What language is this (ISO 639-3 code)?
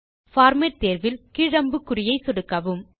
tam